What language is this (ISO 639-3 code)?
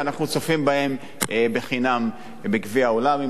heb